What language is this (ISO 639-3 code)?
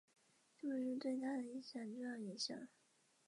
zho